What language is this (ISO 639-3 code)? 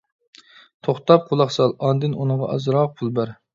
uig